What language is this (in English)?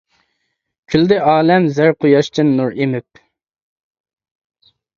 Uyghur